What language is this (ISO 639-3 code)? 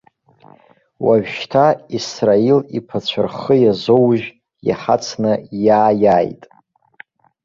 abk